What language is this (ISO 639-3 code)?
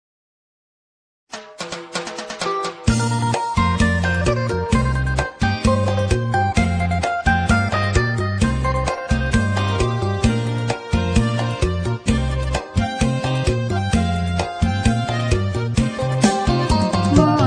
vie